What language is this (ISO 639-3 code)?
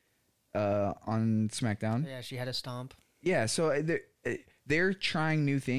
eng